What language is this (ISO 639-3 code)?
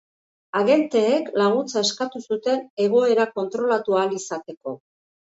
eus